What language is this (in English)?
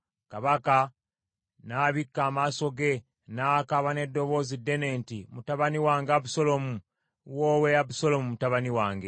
Ganda